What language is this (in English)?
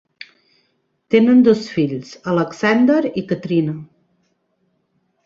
Catalan